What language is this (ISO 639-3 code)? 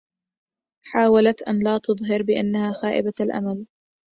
ara